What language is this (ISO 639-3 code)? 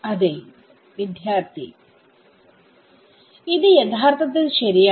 mal